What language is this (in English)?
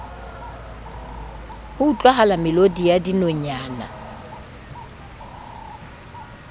Southern Sotho